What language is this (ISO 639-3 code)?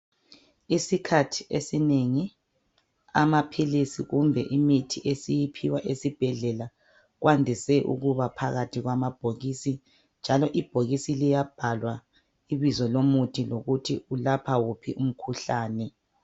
nde